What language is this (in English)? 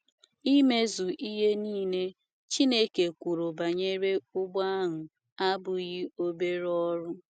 Igbo